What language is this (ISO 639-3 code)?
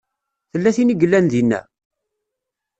kab